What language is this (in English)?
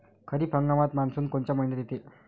Marathi